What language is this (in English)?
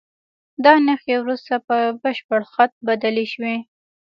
Pashto